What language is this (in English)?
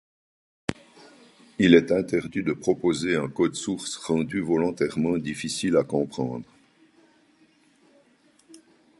French